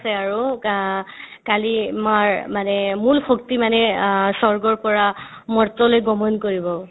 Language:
Assamese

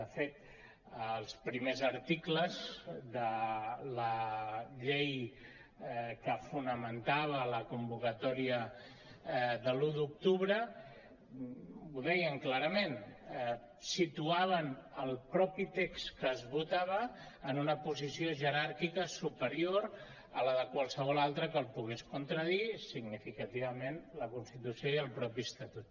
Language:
Catalan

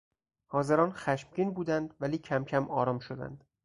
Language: Persian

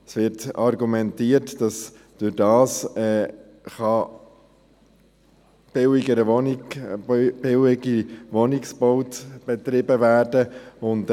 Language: Swiss German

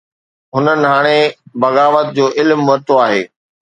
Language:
Sindhi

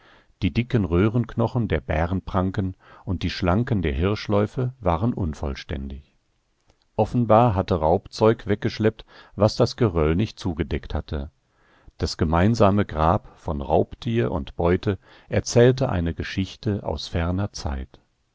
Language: German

